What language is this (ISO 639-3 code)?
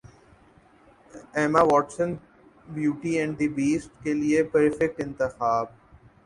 urd